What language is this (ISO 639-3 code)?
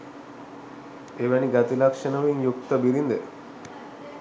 sin